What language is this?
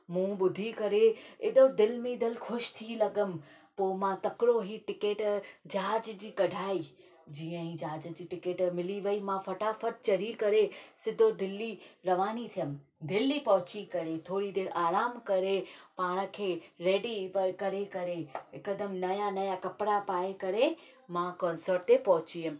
Sindhi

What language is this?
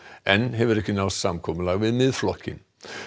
Icelandic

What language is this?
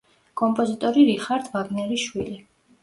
Georgian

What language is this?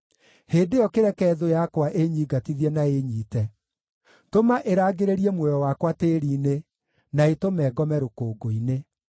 Kikuyu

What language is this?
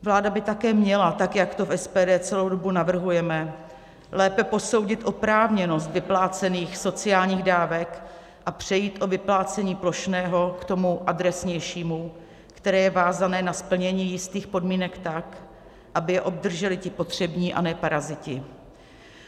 Czech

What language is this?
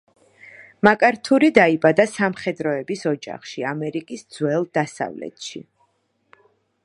Georgian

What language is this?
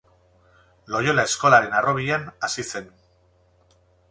Basque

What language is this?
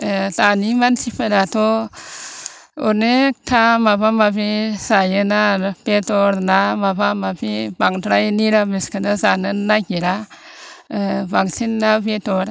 Bodo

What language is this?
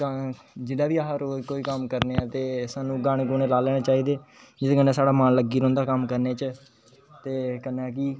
Dogri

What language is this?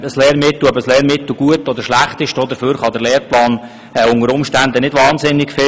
Swiss German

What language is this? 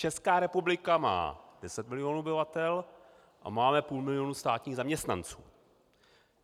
Czech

